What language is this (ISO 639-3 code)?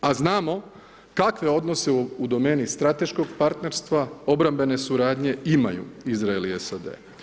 hrv